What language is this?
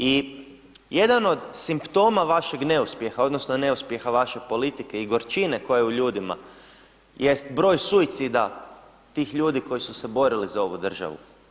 Croatian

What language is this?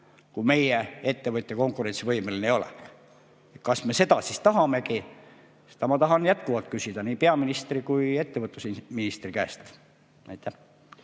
Estonian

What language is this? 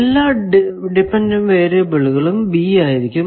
Malayalam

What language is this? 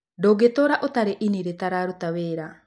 Kikuyu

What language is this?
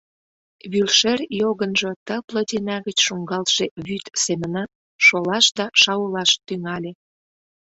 Mari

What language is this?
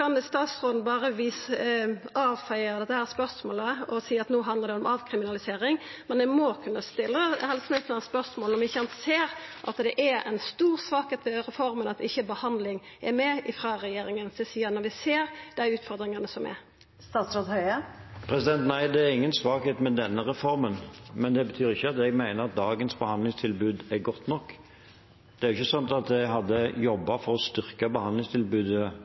Norwegian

